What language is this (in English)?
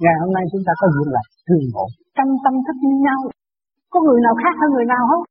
Vietnamese